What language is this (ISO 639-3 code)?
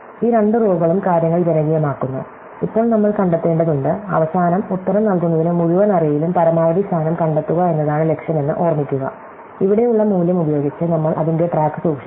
mal